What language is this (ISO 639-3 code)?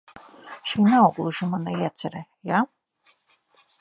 lav